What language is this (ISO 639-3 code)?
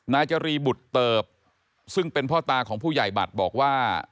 tha